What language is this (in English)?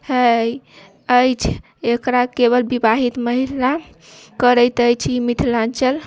Maithili